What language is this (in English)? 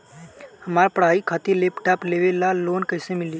Bhojpuri